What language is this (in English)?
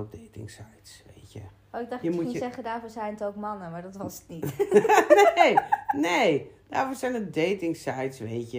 Dutch